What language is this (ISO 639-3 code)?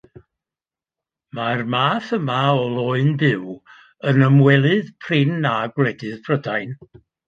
cym